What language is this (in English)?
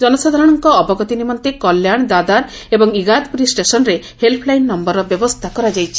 Odia